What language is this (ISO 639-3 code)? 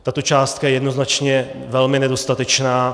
ces